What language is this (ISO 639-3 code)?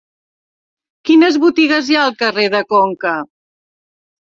cat